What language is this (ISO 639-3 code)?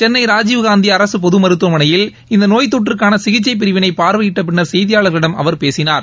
tam